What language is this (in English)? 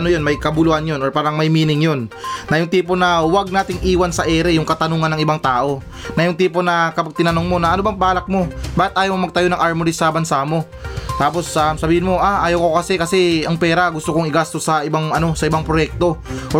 Filipino